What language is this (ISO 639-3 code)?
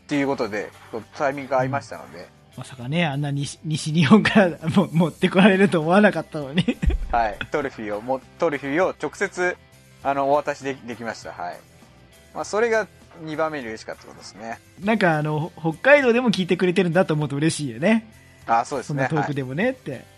jpn